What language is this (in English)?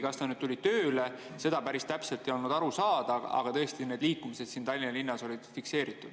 Estonian